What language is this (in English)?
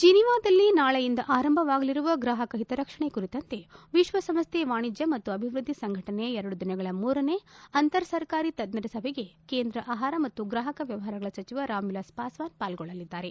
Kannada